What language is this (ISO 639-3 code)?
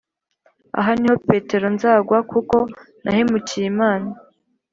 kin